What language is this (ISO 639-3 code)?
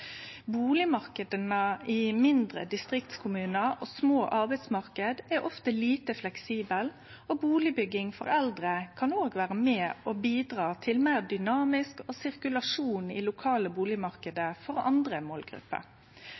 nno